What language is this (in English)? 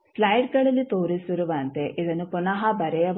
Kannada